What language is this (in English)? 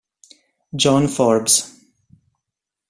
Italian